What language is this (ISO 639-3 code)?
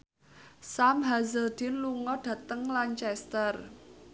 jav